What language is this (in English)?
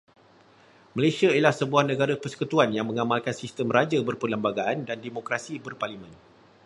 Malay